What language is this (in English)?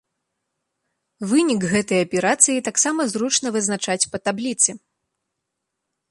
Belarusian